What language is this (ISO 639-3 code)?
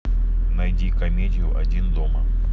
rus